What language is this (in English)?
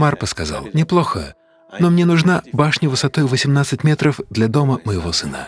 Russian